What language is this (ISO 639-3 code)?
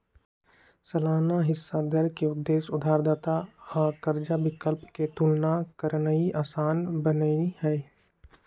mag